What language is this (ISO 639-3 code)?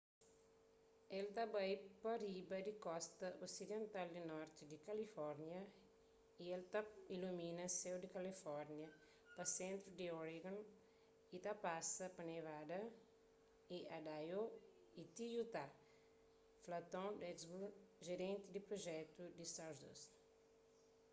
kea